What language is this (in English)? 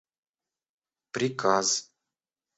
Russian